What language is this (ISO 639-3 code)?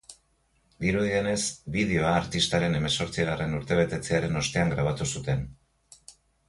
eus